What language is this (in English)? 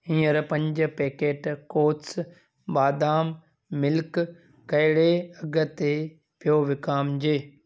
Sindhi